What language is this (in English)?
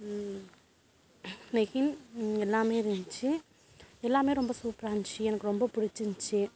Tamil